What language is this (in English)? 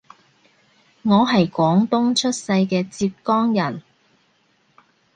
Cantonese